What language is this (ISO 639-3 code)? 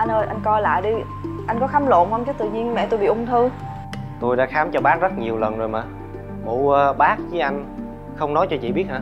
vie